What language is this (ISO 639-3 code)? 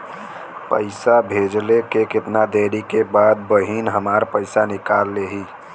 bho